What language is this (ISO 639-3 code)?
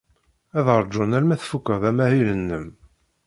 kab